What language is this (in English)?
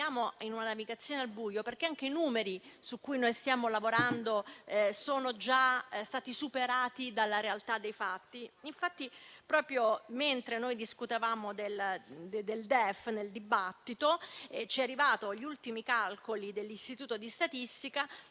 Italian